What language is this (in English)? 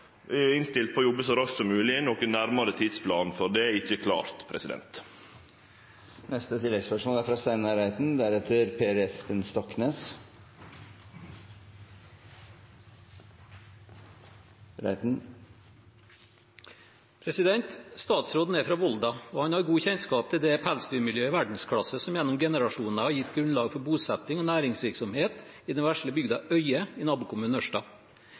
Norwegian